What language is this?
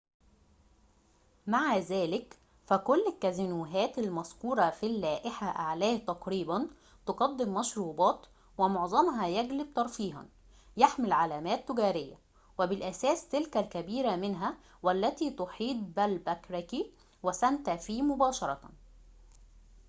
Arabic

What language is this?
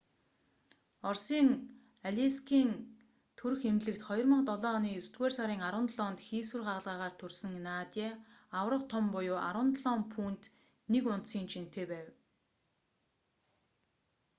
Mongolian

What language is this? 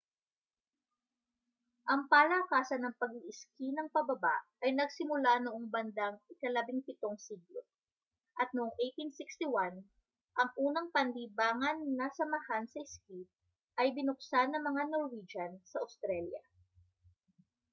Filipino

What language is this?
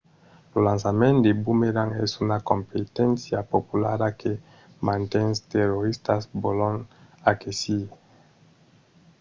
Occitan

